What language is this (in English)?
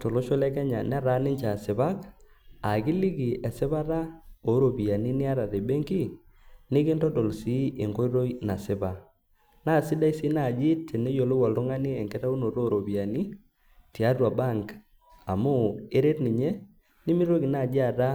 Masai